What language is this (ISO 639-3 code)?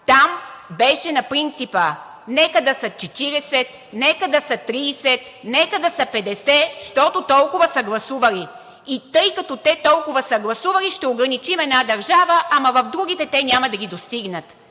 bul